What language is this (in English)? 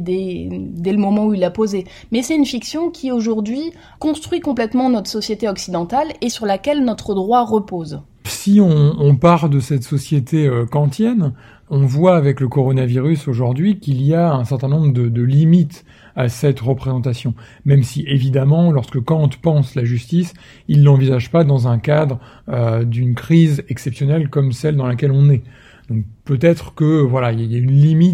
French